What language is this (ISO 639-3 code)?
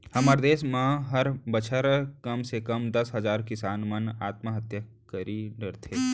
hne